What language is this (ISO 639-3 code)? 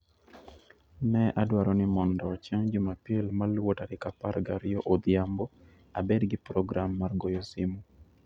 luo